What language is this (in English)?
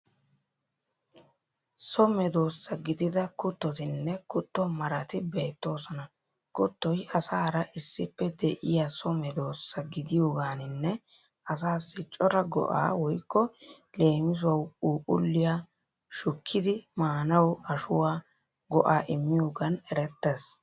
Wolaytta